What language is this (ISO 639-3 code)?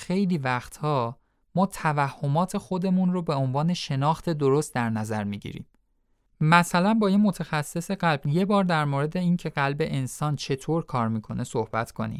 fas